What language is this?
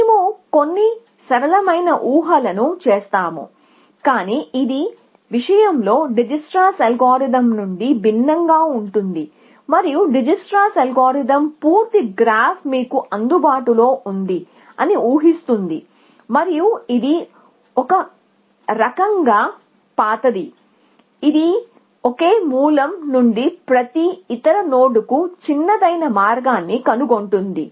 Telugu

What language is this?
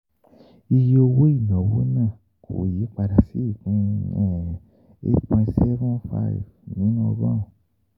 Yoruba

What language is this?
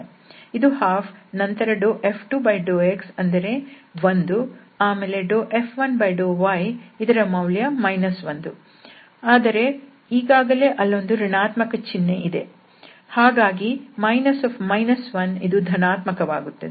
Kannada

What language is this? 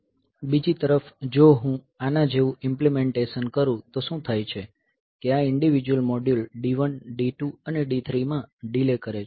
Gujarati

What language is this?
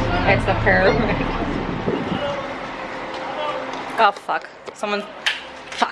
English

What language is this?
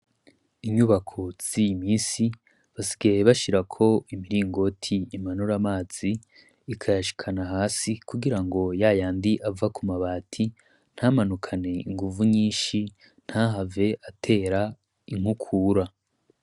Rundi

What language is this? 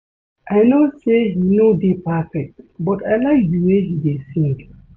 Nigerian Pidgin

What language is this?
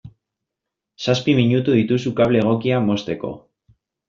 Basque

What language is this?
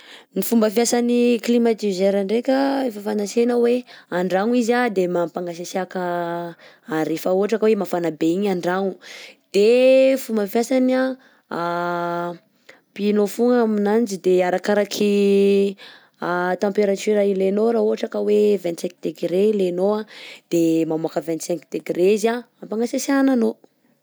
Southern Betsimisaraka Malagasy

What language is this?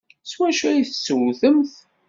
Kabyle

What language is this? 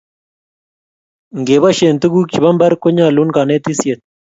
Kalenjin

